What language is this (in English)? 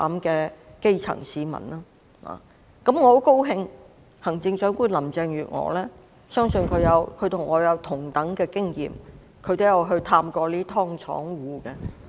Cantonese